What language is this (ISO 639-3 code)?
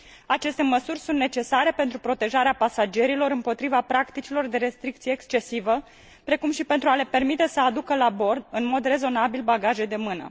ron